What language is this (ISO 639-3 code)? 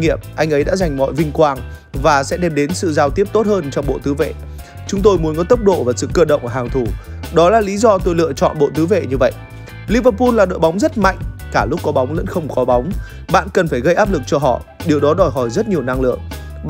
vie